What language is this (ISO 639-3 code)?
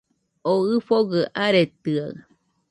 hux